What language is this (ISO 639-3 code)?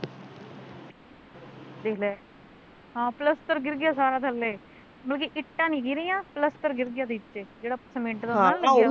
pan